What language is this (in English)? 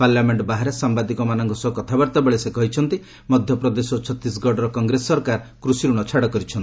Odia